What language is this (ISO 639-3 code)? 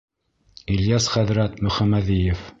bak